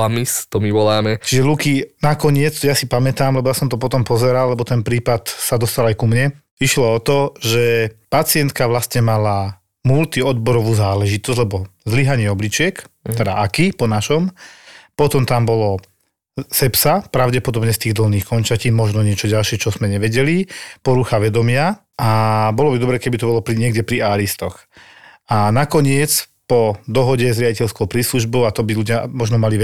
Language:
Slovak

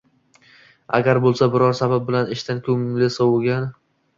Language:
Uzbek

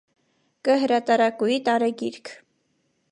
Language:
Armenian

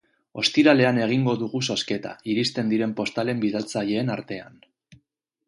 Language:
Basque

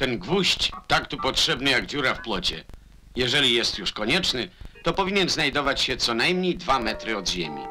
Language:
Polish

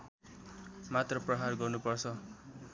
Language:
Nepali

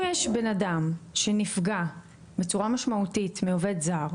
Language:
Hebrew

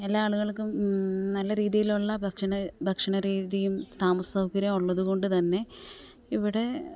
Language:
Malayalam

